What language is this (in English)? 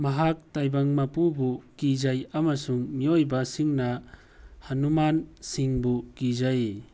Manipuri